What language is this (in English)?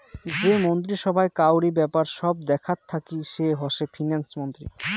Bangla